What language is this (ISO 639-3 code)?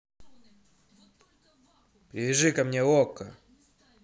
rus